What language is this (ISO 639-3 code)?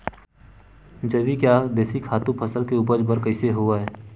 hne